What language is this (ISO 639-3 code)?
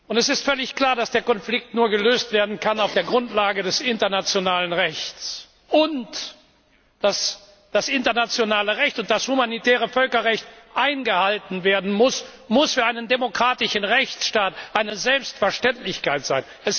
deu